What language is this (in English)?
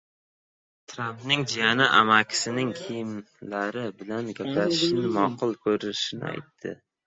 Uzbek